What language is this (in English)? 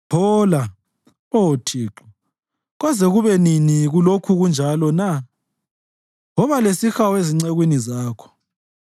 North Ndebele